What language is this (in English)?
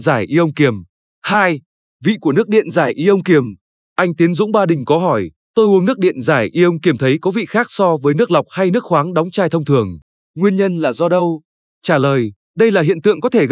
Vietnamese